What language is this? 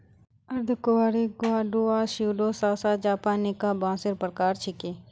Magahi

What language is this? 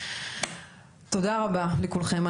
Hebrew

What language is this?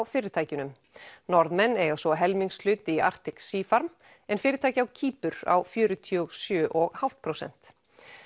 Icelandic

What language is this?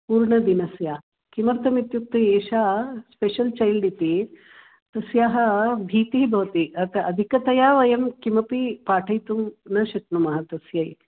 Sanskrit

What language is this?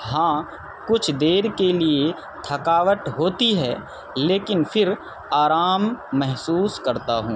Urdu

